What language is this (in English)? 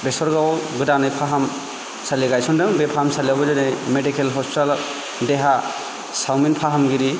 Bodo